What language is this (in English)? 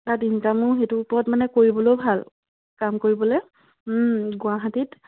Assamese